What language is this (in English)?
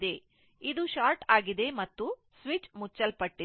Kannada